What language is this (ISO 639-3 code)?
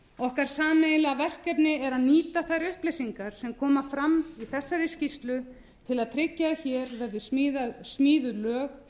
isl